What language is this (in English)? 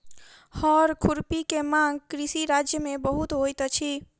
Maithili